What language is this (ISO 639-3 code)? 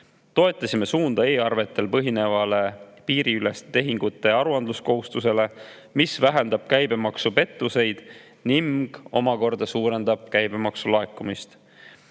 est